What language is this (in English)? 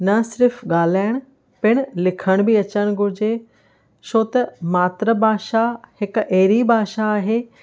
Sindhi